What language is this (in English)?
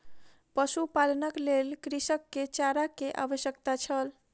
Maithili